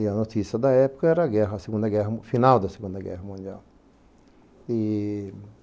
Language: Portuguese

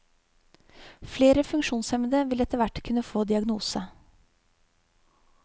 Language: Norwegian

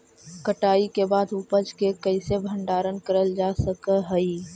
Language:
Magahi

